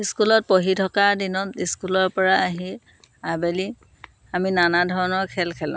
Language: Assamese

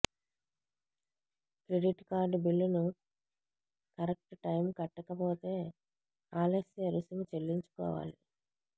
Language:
Telugu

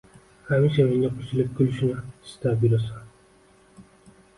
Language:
Uzbek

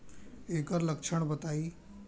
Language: Bhojpuri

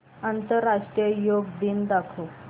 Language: Marathi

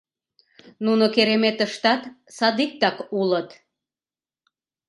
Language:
Mari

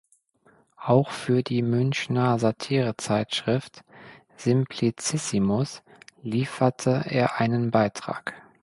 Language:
German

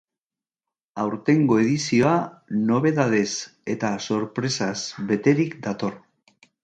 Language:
Basque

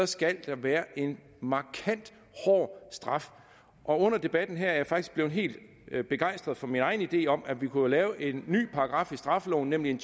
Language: Danish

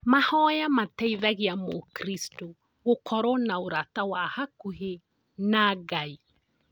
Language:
Kikuyu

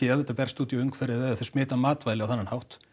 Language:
Icelandic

